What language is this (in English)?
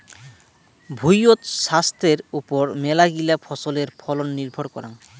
Bangla